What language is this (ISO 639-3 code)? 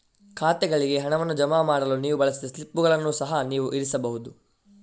kan